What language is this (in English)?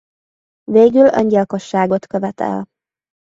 Hungarian